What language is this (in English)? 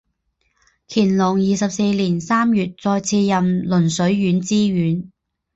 Chinese